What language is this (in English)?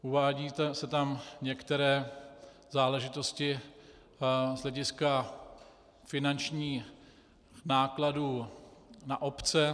Czech